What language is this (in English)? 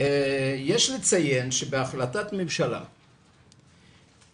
Hebrew